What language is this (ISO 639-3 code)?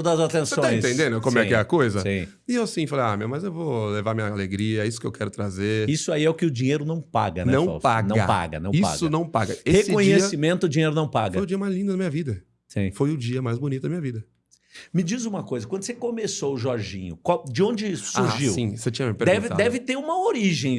por